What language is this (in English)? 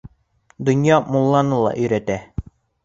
Bashkir